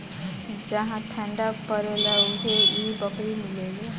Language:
Bhojpuri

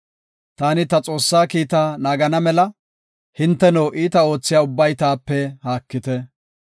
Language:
Gofa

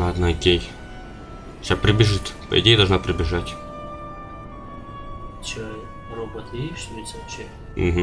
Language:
Russian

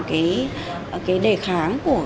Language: Vietnamese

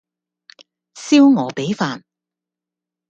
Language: Cantonese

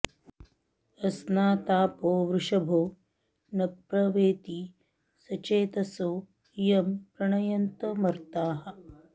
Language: Sanskrit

